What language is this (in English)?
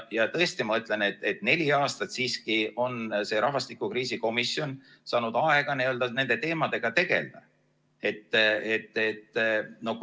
Estonian